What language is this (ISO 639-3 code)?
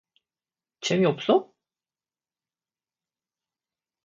kor